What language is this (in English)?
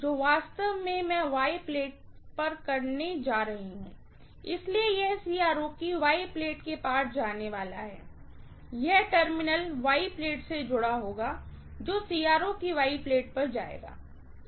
Hindi